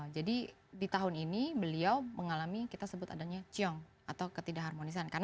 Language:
Indonesian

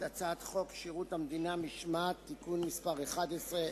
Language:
Hebrew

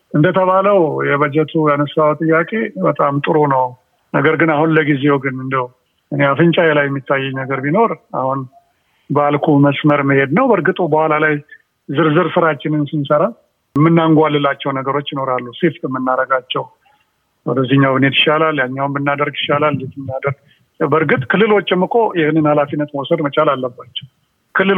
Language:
Amharic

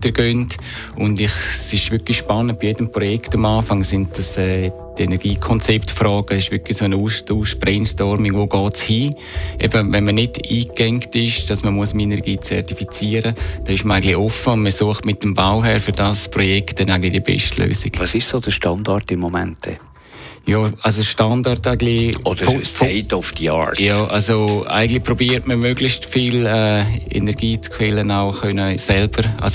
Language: German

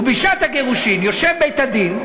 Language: Hebrew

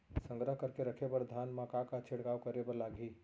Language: Chhattisgarhi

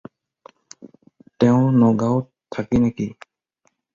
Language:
Assamese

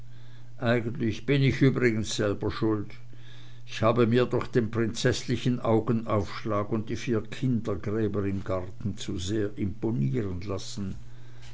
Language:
German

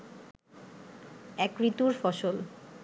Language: Bangla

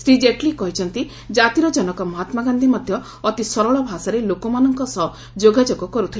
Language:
Odia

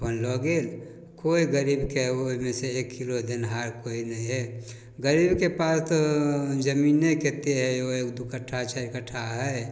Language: Maithili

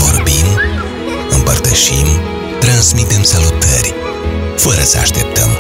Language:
Romanian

